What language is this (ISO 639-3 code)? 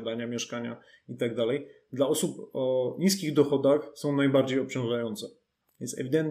pol